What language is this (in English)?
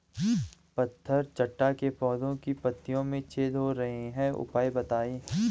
Hindi